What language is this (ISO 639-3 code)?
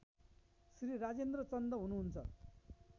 nep